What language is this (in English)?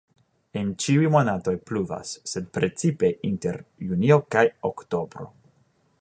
Esperanto